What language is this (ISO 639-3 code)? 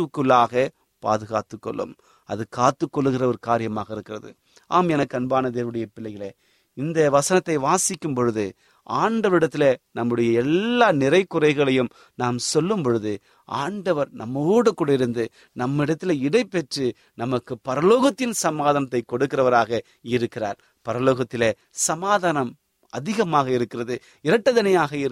tam